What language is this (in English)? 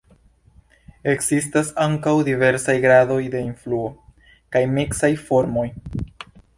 Esperanto